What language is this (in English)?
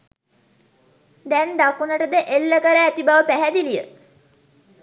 Sinhala